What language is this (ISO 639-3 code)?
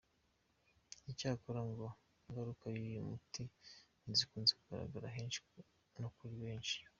kin